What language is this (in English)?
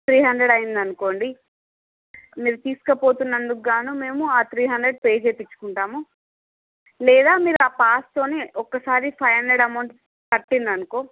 Telugu